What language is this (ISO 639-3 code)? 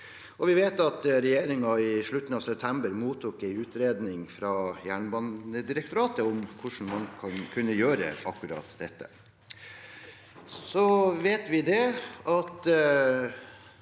nor